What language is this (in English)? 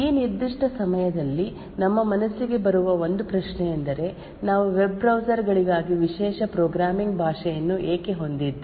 Kannada